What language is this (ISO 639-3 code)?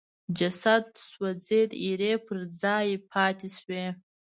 pus